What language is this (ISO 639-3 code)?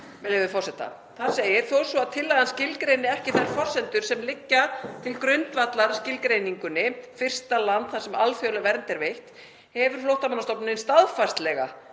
isl